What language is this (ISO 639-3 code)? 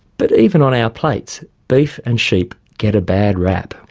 eng